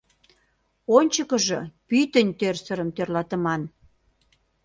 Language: Mari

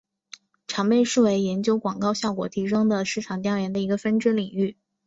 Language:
Chinese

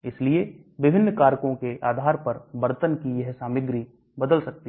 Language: Hindi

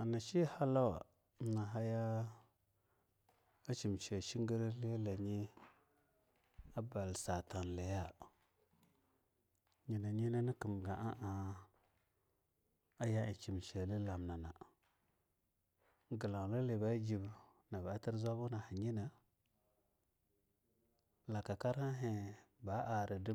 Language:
Longuda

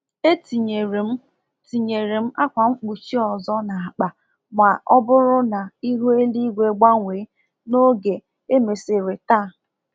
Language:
Igbo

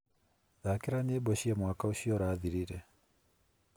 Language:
Kikuyu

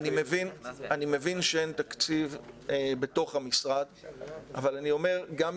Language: Hebrew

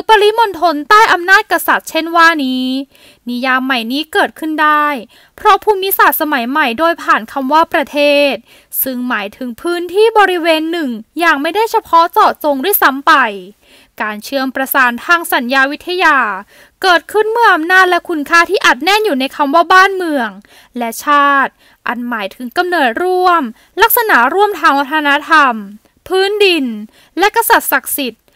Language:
Thai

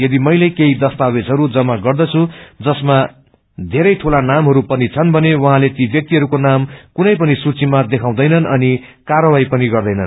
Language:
Nepali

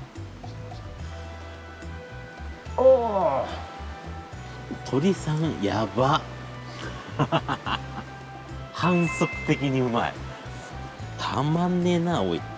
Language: Japanese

